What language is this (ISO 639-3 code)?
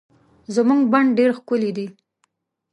pus